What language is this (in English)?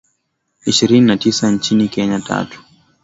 Swahili